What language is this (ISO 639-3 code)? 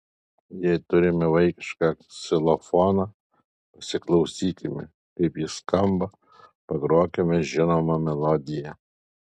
lit